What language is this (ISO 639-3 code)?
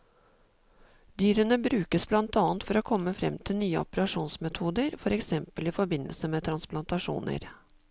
nor